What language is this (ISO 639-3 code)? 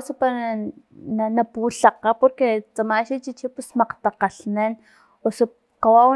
tlp